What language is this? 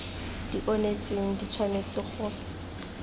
Tswana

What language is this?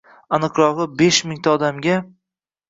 Uzbek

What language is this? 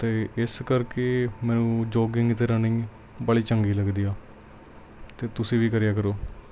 Punjabi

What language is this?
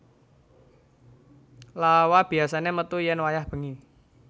Javanese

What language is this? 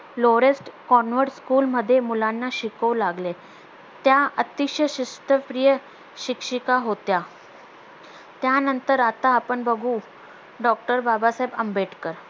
Marathi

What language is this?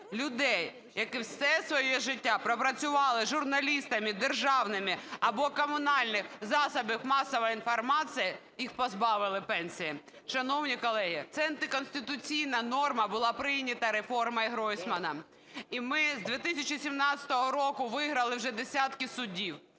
Ukrainian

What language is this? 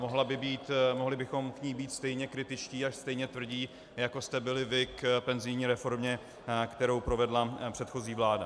Czech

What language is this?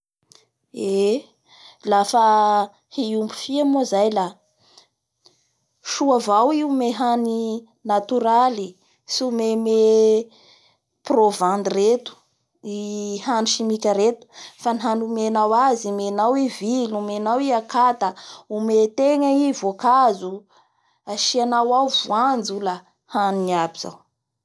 Bara Malagasy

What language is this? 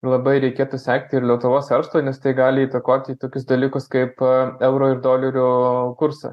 Lithuanian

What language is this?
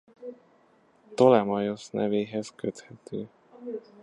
Hungarian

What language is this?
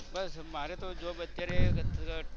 Gujarati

